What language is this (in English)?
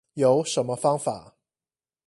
Chinese